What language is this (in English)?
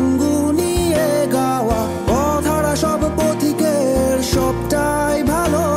Romanian